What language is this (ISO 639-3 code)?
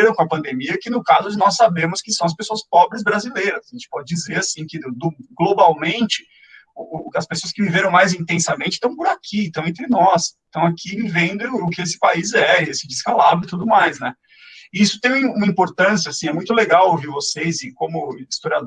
por